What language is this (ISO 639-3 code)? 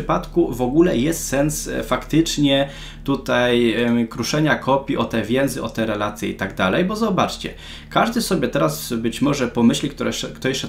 pol